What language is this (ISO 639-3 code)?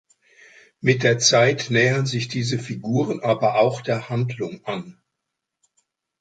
deu